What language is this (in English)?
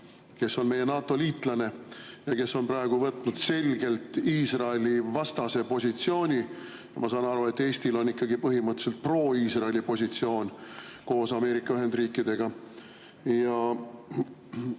Estonian